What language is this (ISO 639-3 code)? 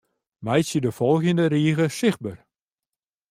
fry